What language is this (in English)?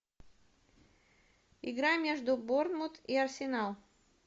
Russian